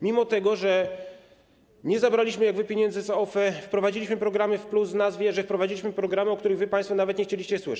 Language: Polish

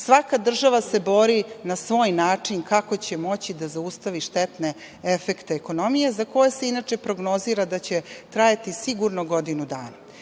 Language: Serbian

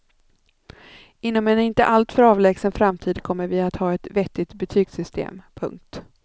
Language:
Swedish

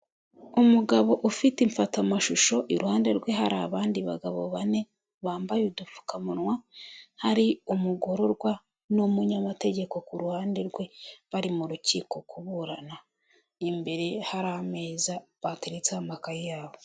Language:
Kinyarwanda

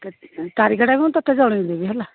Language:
Odia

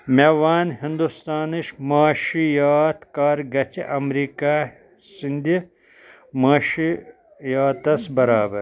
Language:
Kashmiri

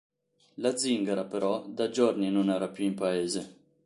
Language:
Italian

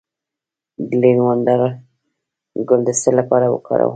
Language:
Pashto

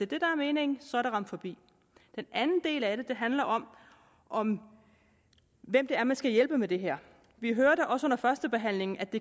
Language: Danish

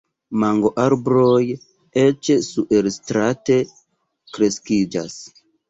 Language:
Esperanto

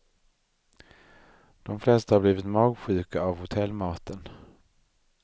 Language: Swedish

